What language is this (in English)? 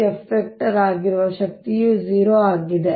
Kannada